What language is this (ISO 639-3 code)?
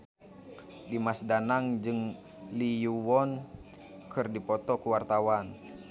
sun